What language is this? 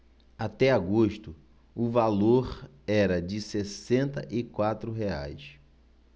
Portuguese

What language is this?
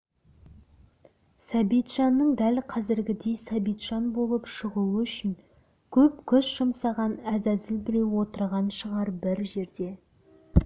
Kazakh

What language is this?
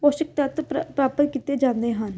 Punjabi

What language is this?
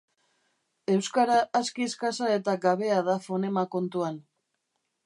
Basque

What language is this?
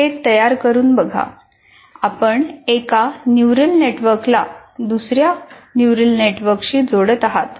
Marathi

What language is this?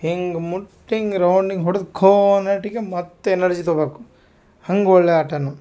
Kannada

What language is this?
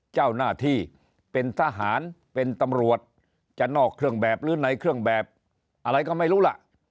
Thai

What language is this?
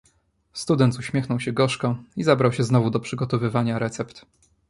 Polish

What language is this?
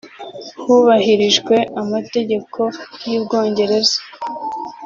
Kinyarwanda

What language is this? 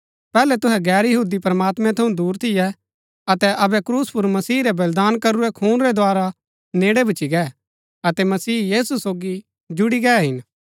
Gaddi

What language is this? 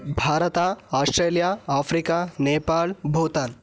Sanskrit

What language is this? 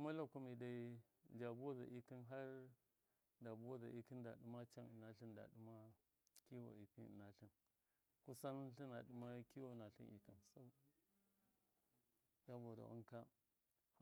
Miya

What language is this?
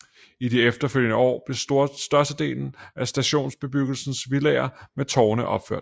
Danish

